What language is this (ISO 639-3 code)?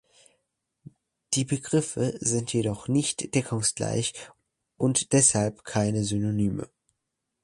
deu